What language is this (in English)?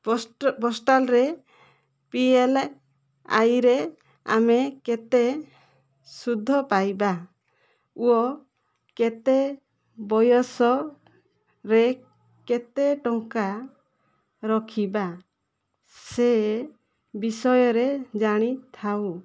Odia